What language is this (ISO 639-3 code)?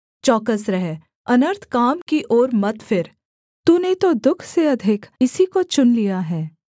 hin